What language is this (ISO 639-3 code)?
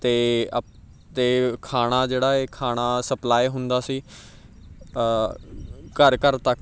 pan